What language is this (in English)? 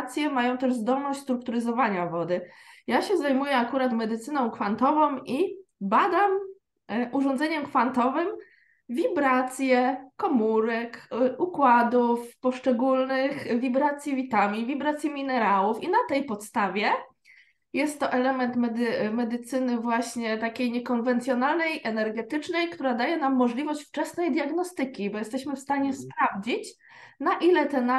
Polish